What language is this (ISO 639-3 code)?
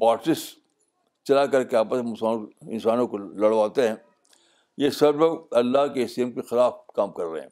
urd